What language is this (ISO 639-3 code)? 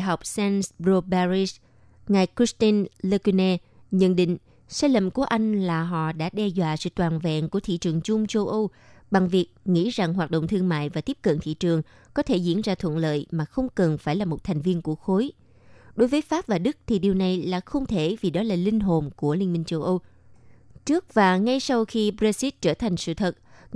vie